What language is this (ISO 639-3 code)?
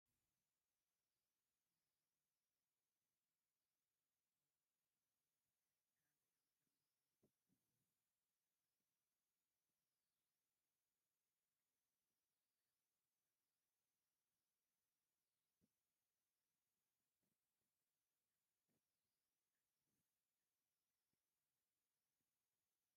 tir